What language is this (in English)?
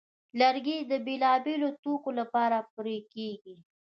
Pashto